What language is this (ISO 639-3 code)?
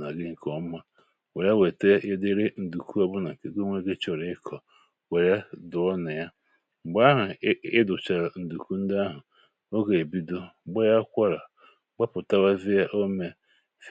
ibo